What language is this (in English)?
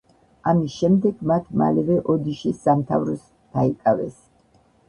Georgian